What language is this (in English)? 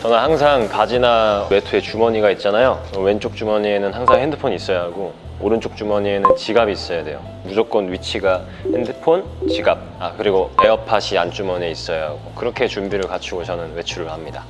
Korean